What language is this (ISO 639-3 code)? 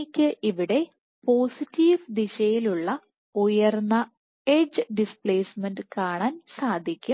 mal